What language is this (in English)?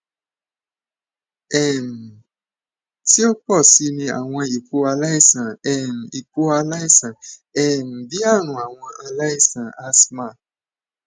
Yoruba